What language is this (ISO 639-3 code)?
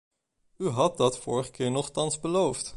nld